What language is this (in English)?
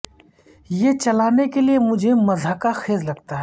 Urdu